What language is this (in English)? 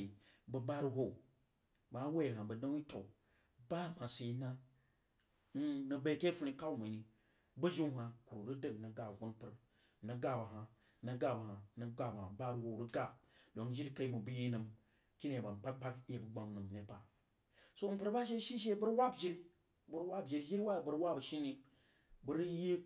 Jiba